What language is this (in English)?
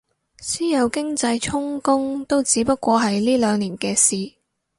Cantonese